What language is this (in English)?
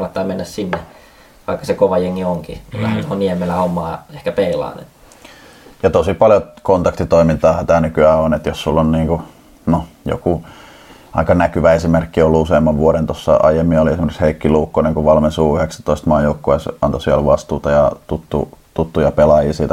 Finnish